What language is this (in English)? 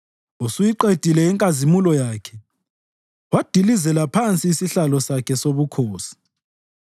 North Ndebele